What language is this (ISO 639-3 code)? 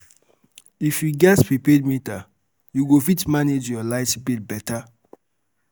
pcm